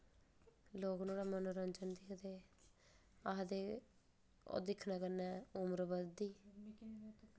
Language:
Dogri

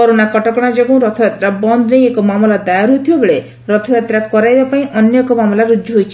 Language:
Odia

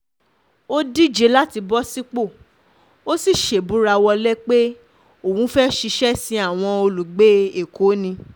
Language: Yoruba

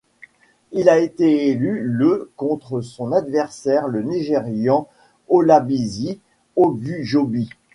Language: French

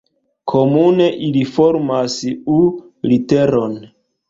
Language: Esperanto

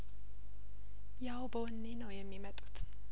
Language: Amharic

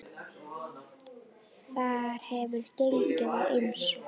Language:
Icelandic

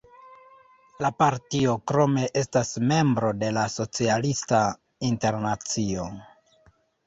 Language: Esperanto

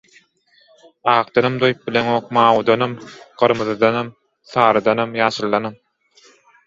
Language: Turkmen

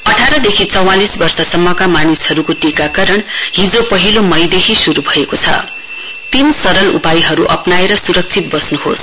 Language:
Nepali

